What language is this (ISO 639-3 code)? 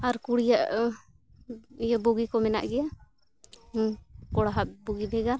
sat